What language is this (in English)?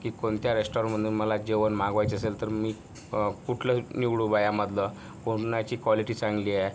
Marathi